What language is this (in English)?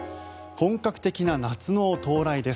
Japanese